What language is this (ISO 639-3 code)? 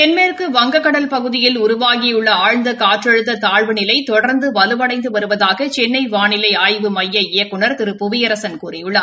tam